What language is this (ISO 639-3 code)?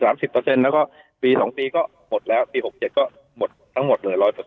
tha